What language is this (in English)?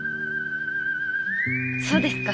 Japanese